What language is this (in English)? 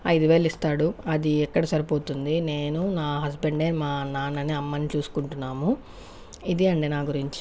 Telugu